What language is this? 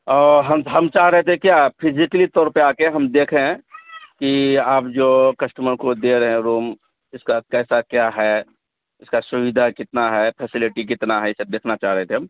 Urdu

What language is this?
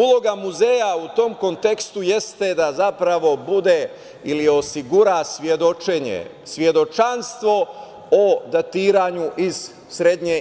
Serbian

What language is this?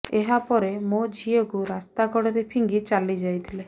Odia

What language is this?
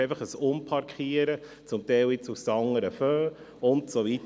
Swiss German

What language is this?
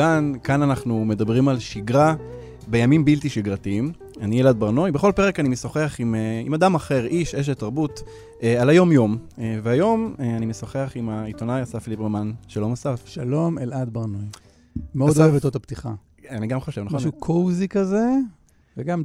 Hebrew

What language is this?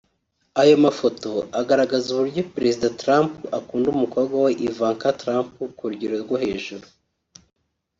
Kinyarwanda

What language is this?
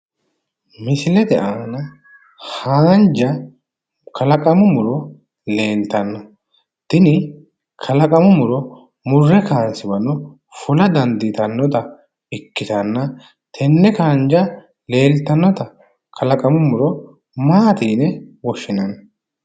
Sidamo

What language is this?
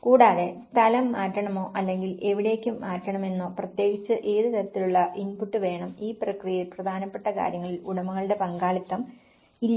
Malayalam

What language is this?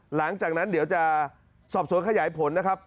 Thai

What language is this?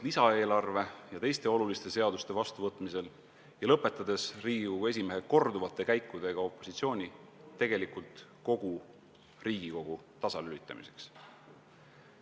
Estonian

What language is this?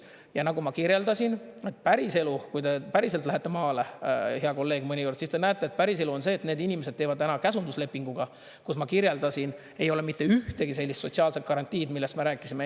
Estonian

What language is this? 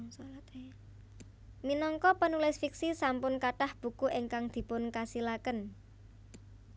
Javanese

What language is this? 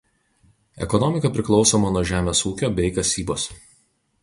Lithuanian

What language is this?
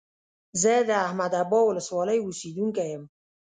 Pashto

